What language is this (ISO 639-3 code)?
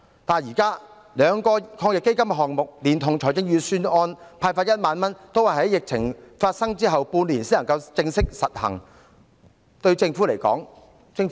yue